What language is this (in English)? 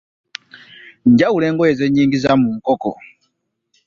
Ganda